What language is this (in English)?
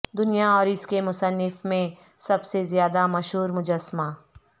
Urdu